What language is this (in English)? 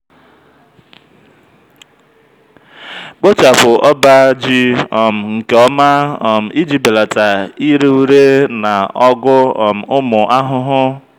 Igbo